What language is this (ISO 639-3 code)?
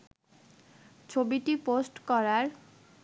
ben